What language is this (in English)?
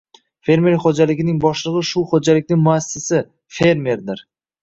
Uzbek